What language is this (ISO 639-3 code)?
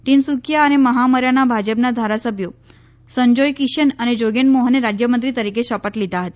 guj